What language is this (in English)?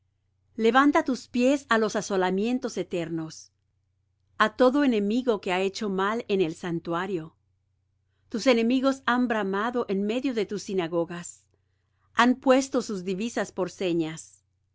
Spanish